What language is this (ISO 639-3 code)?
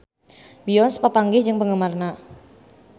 sun